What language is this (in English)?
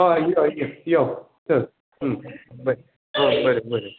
Konkani